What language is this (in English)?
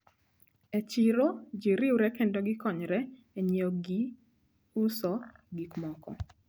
Luo (Kenya and Tanzania)